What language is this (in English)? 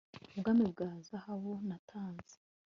Kinyarwanda